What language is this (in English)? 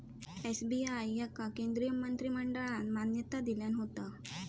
Marathi